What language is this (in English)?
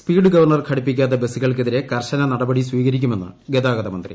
Malayalam